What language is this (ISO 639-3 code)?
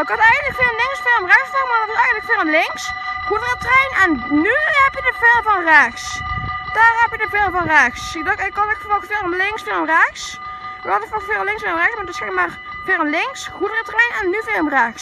nld